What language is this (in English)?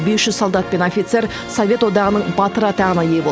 Kazakh